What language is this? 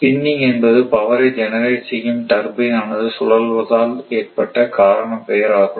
Tamil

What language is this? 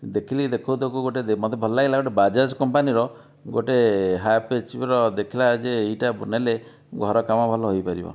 Odia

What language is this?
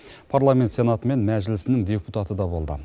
Kazakh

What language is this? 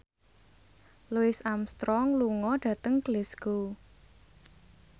Javanese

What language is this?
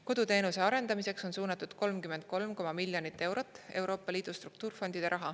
Estonian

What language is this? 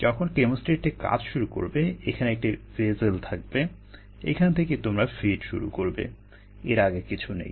Bangla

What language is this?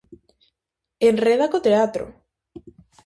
Galician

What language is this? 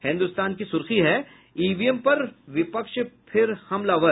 Hindi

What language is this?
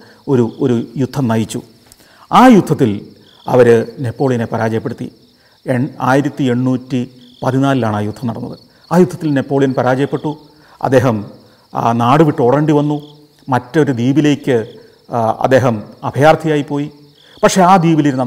Malayalam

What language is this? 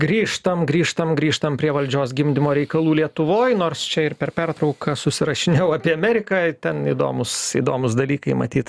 Lithuanian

